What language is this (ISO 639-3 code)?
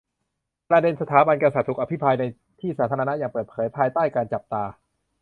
tha